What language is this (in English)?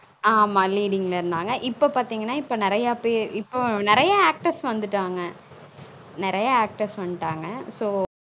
Tamil